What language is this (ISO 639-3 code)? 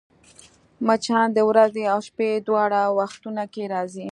pus